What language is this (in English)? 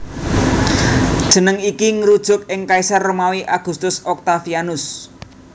Javanese